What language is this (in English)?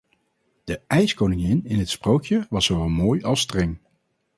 Dutch